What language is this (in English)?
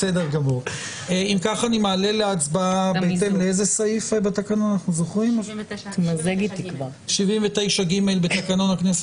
Hebrew